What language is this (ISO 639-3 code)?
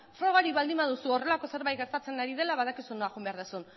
eus